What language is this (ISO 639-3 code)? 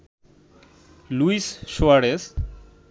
ben